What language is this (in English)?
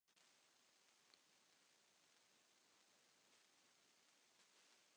Arabic